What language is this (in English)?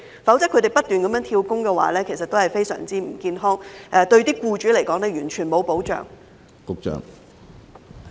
Cantonese